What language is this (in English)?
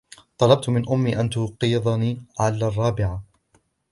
Arabic